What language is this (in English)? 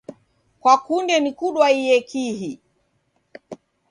Taita